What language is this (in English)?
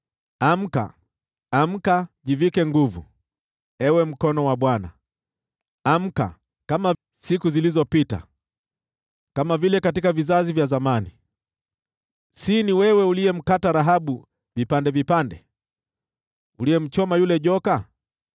Swahili